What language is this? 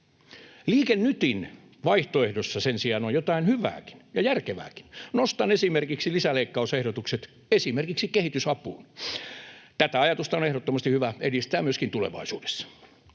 Finnish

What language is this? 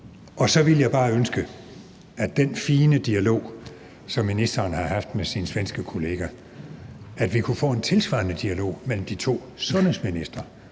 Danish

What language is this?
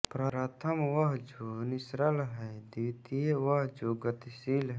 Hindi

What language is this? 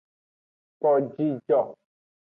Aja (Benin)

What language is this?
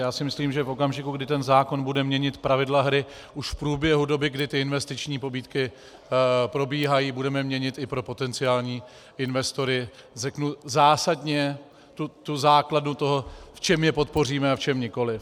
Czech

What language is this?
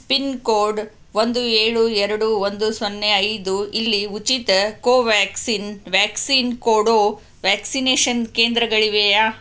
Kannada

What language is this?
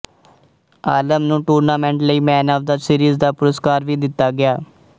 Punjabi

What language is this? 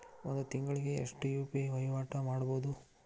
Kannada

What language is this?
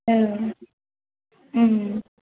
Bodo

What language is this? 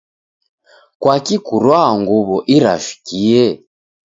Taita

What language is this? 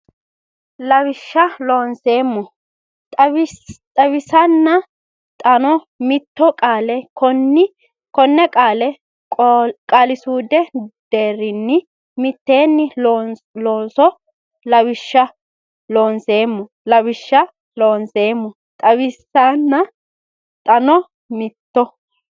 Sidamo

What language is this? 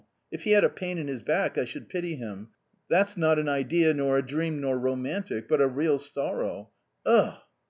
English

